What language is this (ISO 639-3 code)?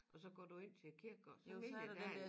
dan